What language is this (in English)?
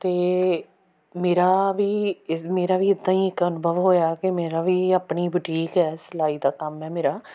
Punjabi